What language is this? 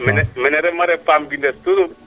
Serer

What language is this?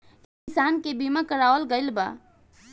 Bhojpuri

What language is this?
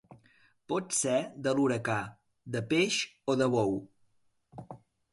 Catalan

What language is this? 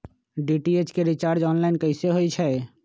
Magahi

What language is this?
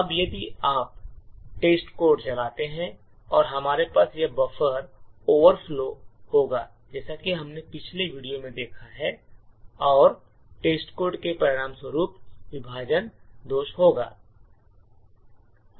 Hindi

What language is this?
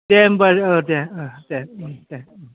Bodo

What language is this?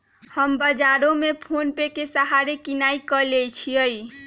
Magahi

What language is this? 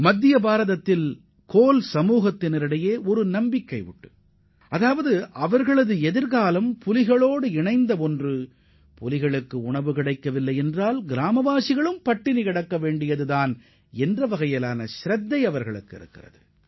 Tamil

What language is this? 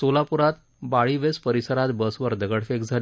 Marathi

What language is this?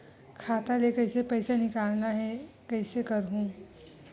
Chhattisgarhi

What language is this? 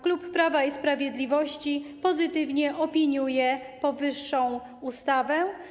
Polish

